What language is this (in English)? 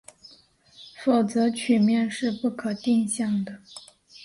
Chinese